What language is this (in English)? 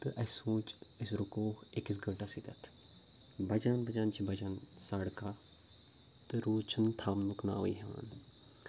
Kashmiri